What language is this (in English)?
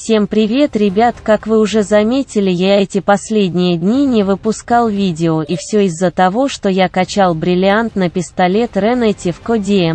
Russian